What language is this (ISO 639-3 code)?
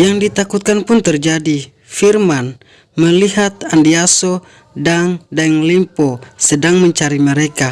ind